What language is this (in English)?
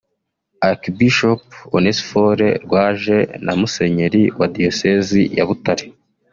Kinyarwanda